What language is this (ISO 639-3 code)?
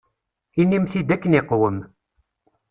kab